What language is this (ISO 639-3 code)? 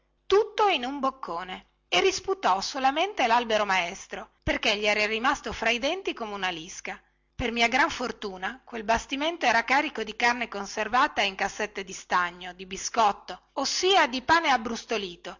ita